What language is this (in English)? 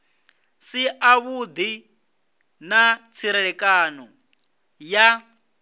Venda